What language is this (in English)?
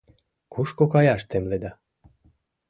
Mari